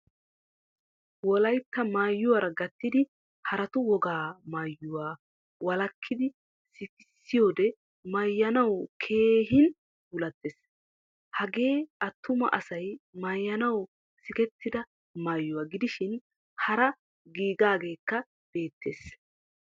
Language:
Wolaytta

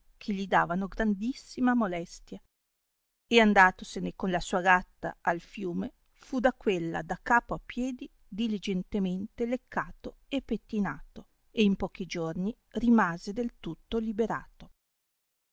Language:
Italian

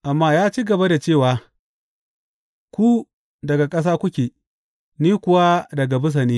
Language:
Hausa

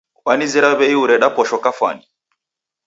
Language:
Taita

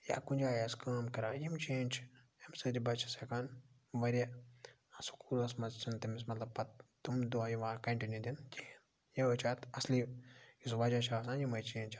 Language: Kashmiri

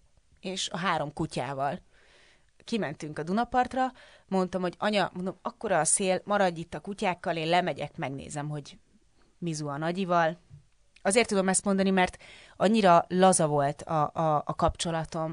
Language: Hungarian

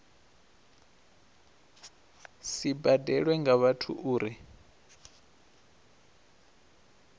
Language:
Venda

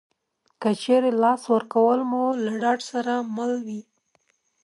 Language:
Pashto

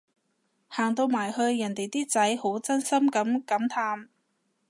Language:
Cantonese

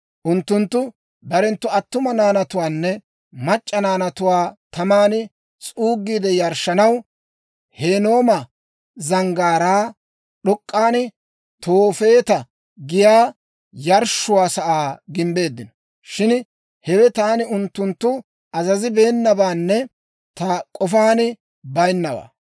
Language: Dawro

